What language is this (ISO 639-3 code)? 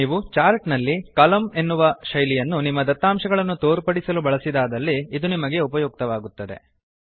kan